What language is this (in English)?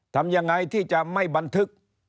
Thai